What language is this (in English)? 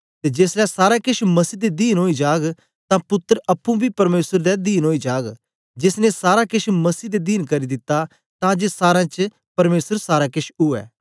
Dogri